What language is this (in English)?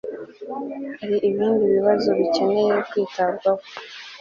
Kinyarwanda